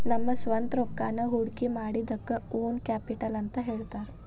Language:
Kannada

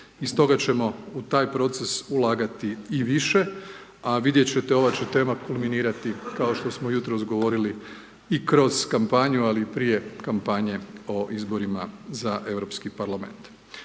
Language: Croatian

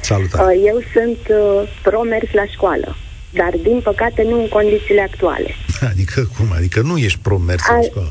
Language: Romanian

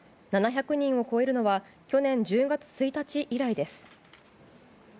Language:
Japanese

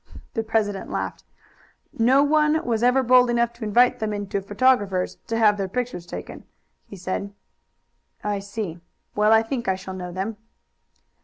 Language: English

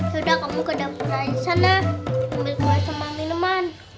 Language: Indonesian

